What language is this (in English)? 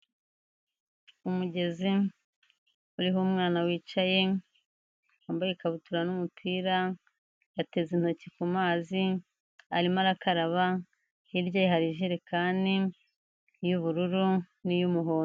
Kinyarwanda